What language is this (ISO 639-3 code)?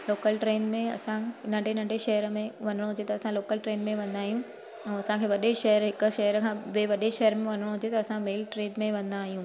snd